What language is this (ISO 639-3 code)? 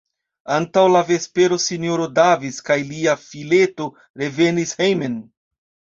epo